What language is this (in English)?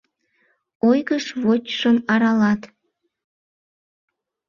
Mari